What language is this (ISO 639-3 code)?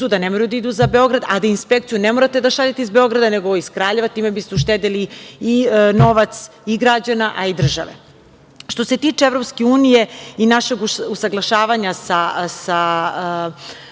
srp